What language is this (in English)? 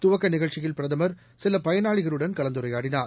Tamil